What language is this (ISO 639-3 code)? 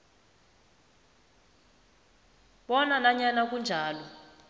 nbl